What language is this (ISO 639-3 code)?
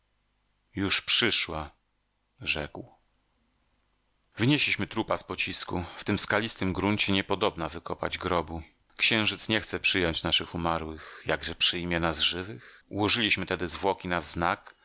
pol